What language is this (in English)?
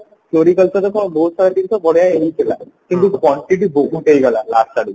Odia